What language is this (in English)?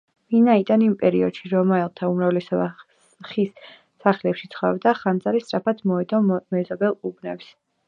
Georgian